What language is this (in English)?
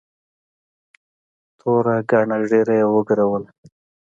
Pashto